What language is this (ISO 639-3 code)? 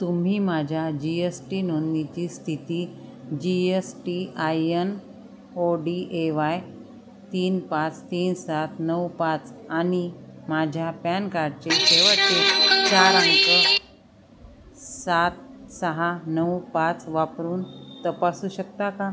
mar